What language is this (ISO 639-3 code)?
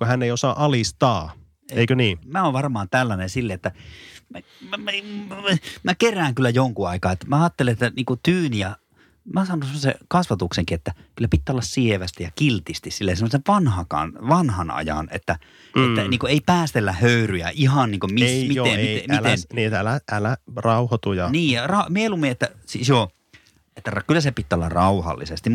fin